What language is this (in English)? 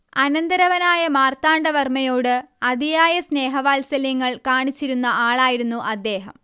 Malayalam